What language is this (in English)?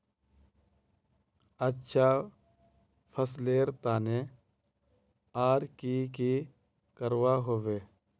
Magahi